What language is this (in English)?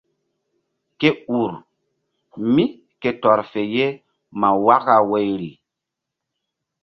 Mbum